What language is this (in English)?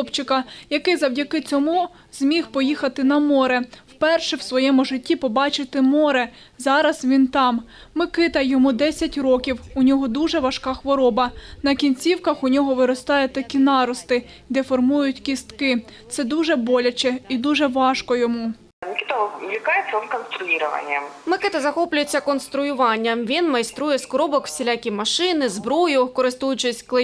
Ukrainian